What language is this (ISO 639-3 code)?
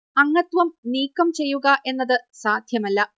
mal